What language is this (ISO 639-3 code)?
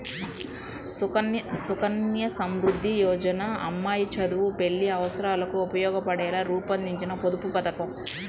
tel